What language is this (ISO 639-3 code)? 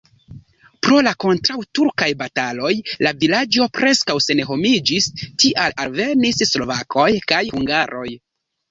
epo